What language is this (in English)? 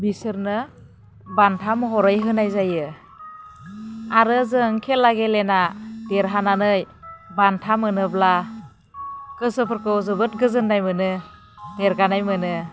Bodo